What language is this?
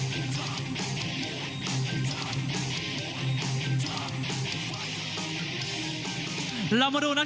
Thai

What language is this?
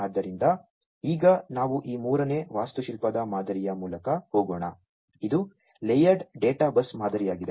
Kannada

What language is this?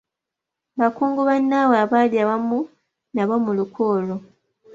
Ganda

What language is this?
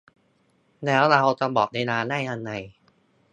Thai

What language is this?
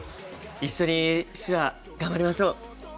Japanese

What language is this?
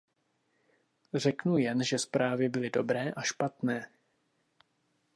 Czech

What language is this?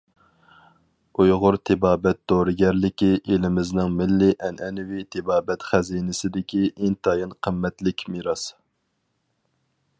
Uyghur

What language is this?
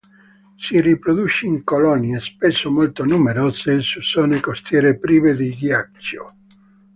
Italian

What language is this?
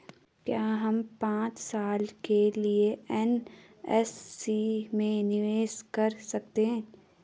Hindi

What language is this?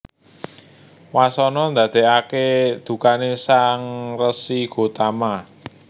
Javanese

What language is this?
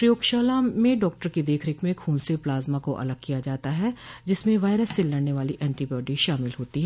Hindi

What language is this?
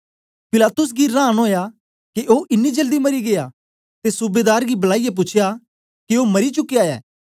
Dogri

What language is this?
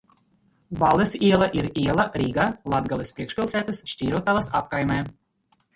Latvian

